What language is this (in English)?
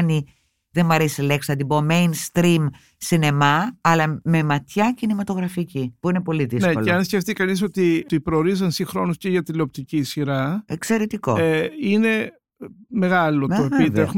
Greek